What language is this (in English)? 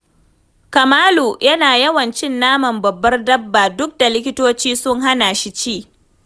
Hausa